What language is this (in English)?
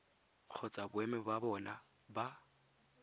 Tswana